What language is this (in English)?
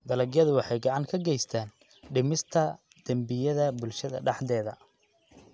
Somali